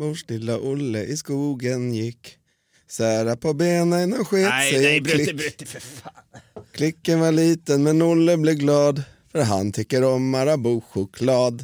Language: Swedish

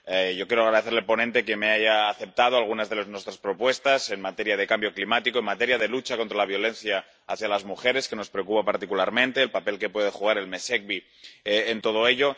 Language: Spanish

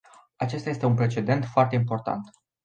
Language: Romanian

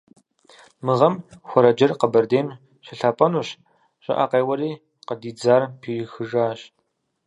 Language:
Kabardian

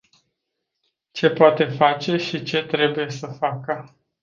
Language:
Romanian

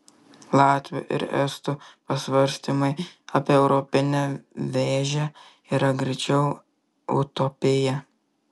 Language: Lithuanian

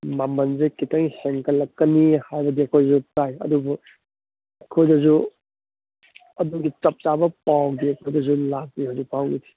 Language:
Manipuri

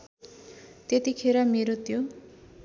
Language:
Nepali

